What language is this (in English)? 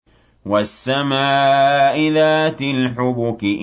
Arabic